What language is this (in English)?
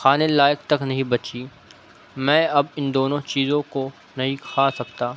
Urdu